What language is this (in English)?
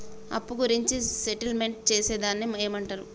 Telugu